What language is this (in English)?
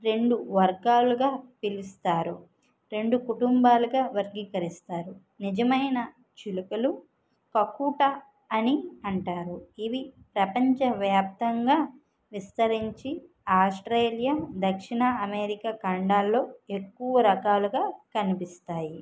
Telugu